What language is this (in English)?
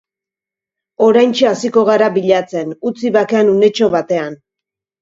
Basque